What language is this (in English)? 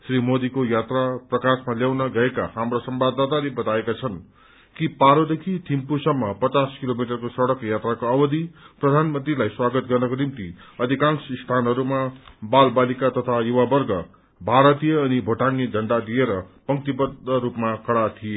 Nepali